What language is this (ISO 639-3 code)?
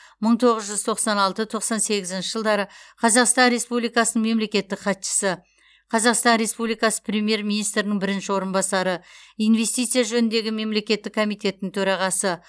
kaz